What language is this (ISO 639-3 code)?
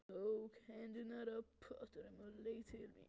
isl